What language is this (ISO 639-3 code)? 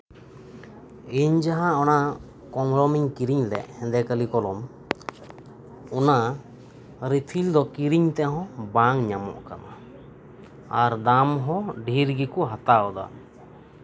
sat